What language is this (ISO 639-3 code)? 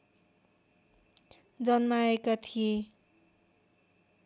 nep